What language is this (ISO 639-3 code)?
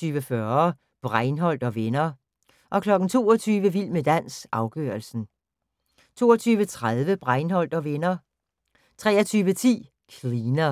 dan